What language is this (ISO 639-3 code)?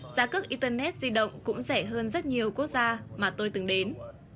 vie